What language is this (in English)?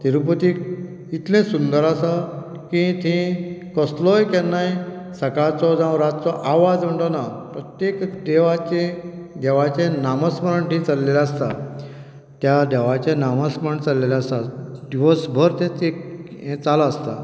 Konkani